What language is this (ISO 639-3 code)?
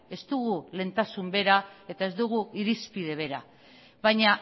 eus